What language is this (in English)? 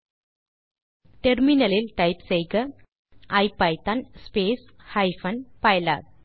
Tamil